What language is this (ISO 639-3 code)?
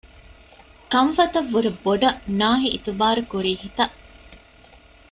div